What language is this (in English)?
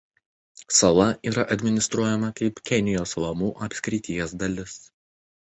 Lithuanian